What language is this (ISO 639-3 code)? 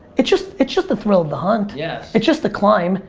eng